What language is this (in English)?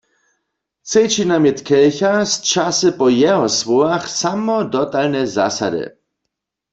Upper Sorbian